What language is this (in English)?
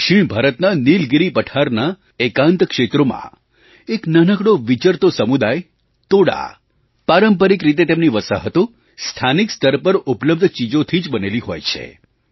Gujarati